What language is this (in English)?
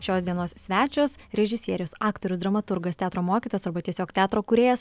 Lithuanian